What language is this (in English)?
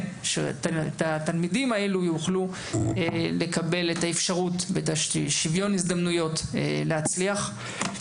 Hebrew